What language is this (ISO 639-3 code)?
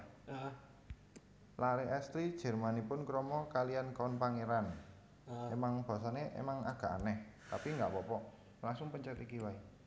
jav